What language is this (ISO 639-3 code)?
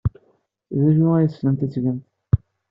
kab